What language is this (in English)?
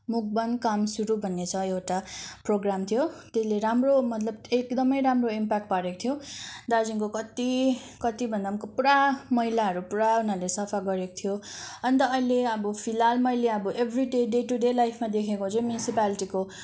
Nepali